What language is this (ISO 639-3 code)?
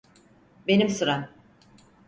tur